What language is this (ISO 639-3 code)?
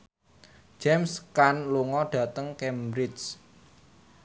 jav